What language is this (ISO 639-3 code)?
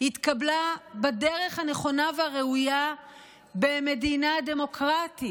heb